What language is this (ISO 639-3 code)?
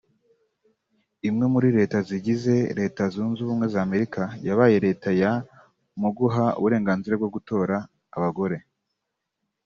kin